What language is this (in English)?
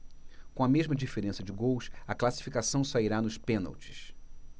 Portuguese